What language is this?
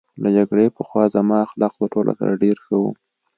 Pashto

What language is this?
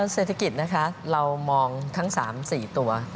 Thai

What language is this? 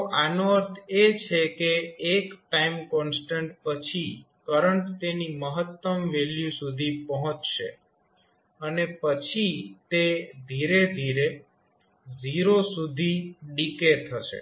Gujarati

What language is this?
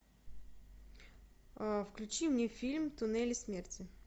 Russian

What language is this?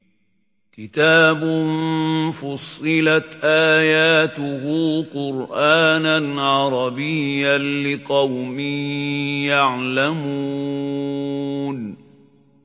Arabic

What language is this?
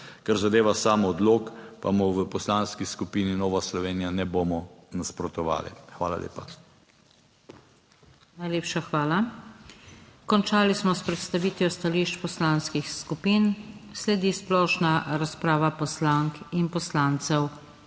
Slovenian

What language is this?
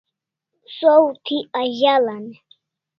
Kalasha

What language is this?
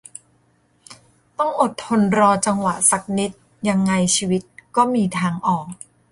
Thai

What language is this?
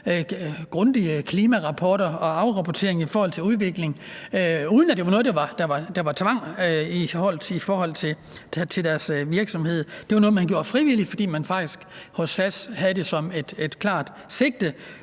Danish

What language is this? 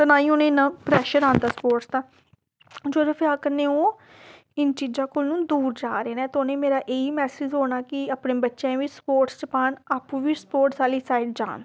Dogri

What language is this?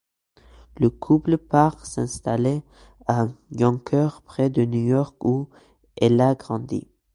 French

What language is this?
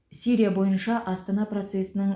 Kazakh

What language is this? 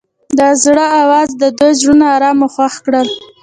Pashto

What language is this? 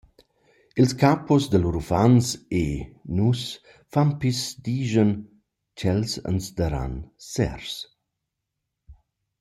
Romansh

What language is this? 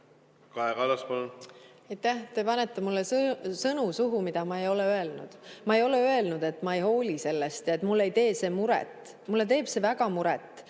Estonian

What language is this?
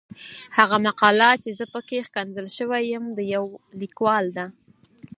Pashto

